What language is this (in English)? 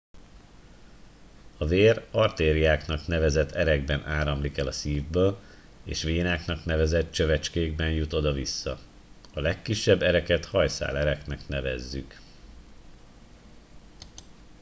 Hungarian